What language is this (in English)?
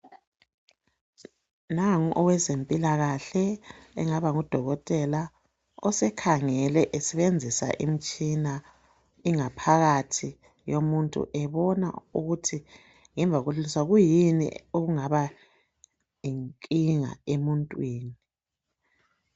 North Ndebele